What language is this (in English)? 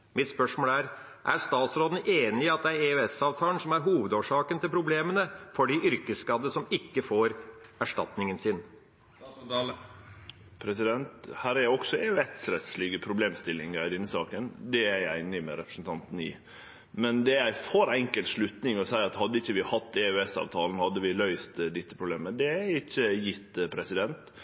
Norwegian